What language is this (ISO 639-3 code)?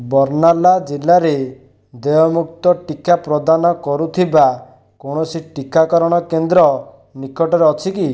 ori